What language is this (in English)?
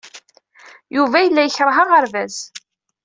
Kabyle